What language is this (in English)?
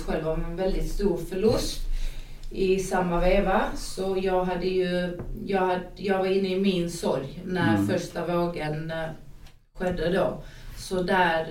Swedish